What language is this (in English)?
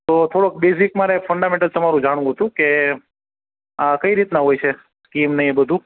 Gujarati